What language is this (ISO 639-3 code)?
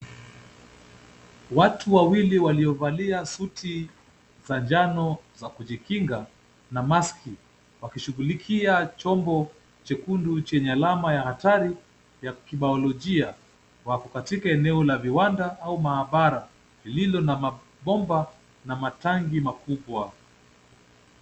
swa